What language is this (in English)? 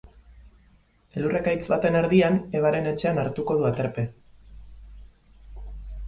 Basque